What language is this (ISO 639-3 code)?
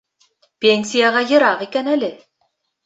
bak